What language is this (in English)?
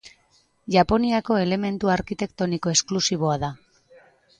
Basque